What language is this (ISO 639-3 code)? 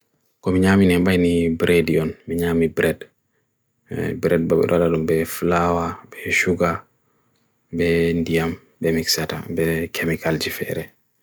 fui